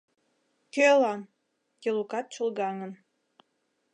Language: Mari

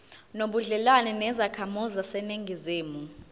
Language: Zulu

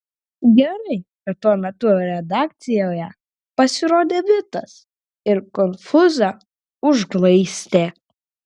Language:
Lithuanian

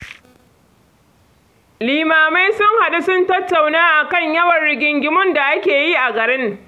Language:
Hausa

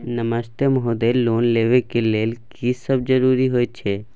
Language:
Maithili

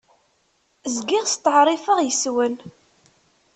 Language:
Kabyle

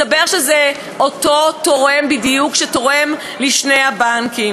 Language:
Hebrew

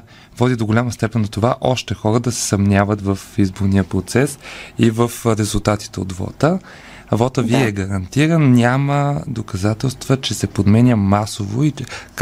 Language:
Bulgarian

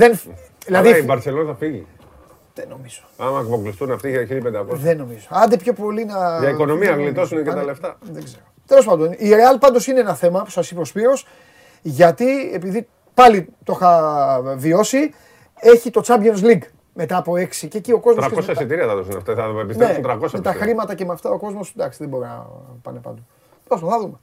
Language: Greek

